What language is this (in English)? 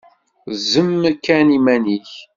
Kabyle